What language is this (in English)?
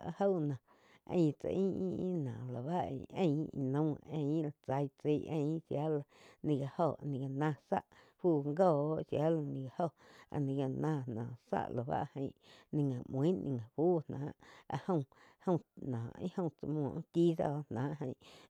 Quiotepec Chinantec